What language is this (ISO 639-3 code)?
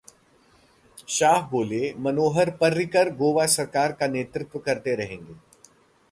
hin